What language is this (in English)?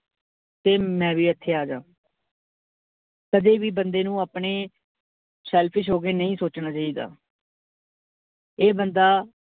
Punjabi